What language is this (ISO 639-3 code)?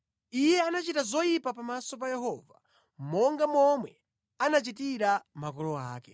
nya